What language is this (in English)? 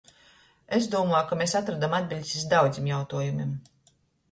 Latgalian